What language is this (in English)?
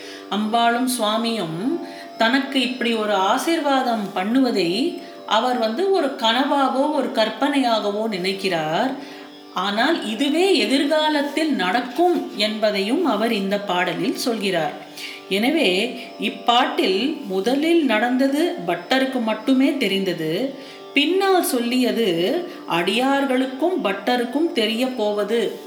Tamil